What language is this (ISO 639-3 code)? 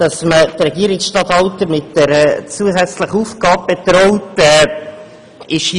gsw